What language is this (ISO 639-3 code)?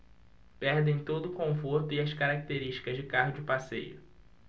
por